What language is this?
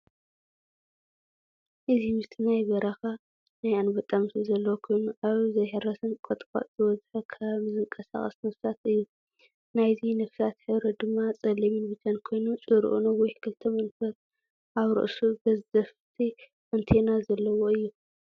Tigrinya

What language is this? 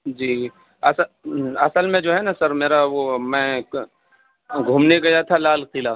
Urdu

